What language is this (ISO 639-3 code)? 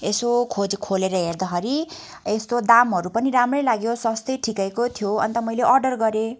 nep